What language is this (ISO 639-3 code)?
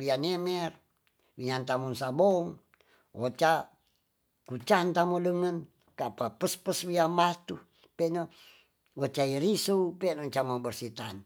txs